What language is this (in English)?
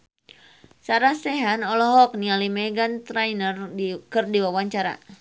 Sundanese